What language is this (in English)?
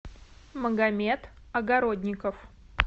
Russian